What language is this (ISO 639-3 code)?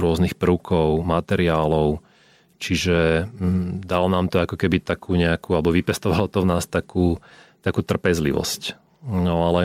slk